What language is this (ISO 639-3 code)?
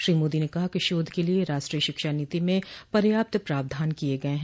hin